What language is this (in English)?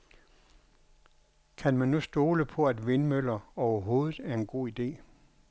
Danish